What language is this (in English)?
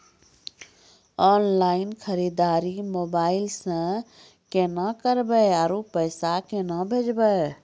Maithili